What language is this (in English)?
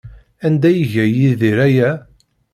Kabyle